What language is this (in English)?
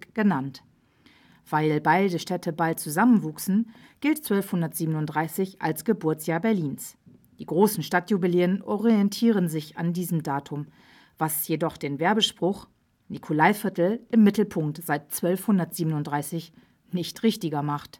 German